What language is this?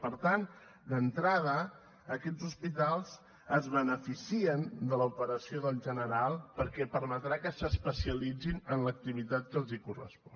Catalan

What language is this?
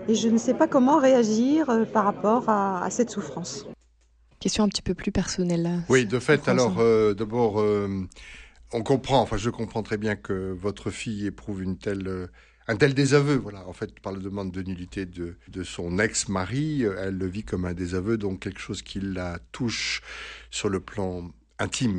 French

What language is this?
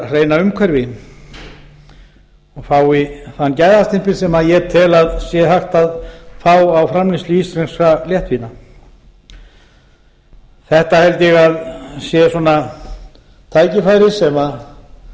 Icelandic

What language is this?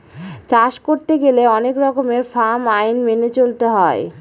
Bangla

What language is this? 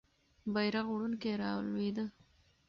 Pashto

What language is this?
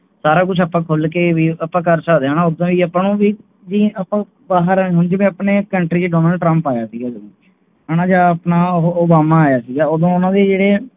Punjabi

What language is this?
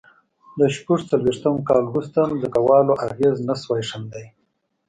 Pashto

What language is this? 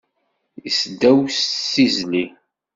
Kabyle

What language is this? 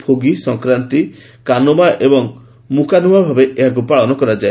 Odia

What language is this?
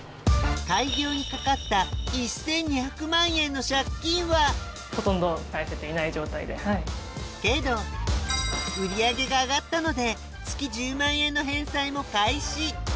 Japanese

